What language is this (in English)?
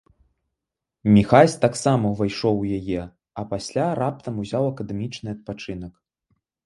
Belarusian